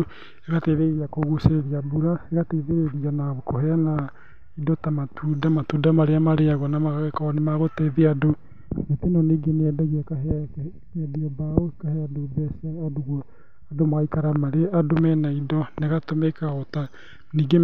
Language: Kikuyu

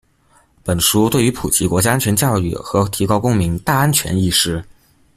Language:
Chinese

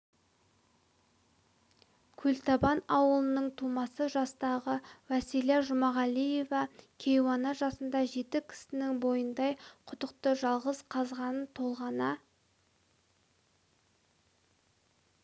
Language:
Kazakh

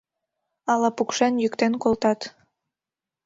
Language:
Mari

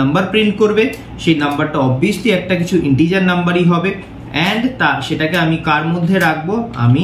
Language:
Hindi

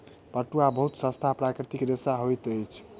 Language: Maithili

